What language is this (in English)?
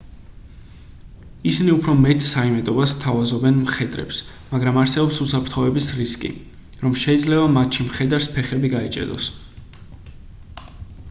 Georgian